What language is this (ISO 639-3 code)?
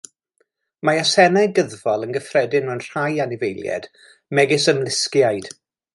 cym